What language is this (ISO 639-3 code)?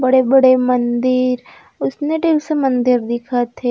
hne